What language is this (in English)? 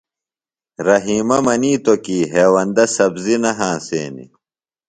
Phalura